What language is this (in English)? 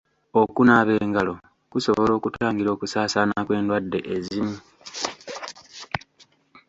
Ganda